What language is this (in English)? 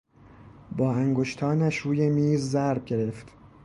Persian